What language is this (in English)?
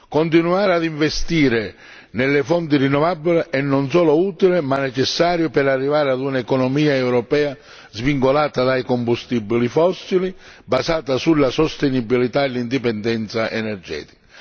Italian